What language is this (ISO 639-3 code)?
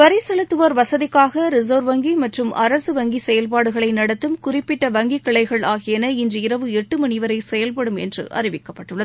tam